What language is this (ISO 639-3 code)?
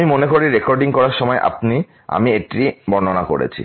ben